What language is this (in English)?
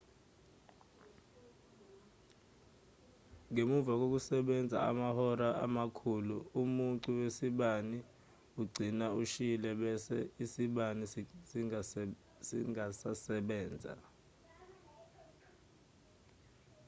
Zulu